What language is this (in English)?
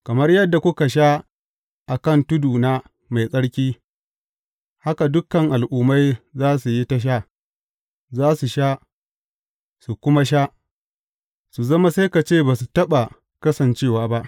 Hausa